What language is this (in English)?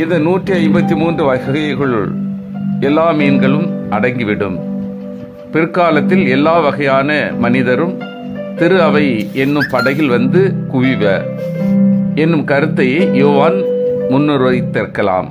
Turkish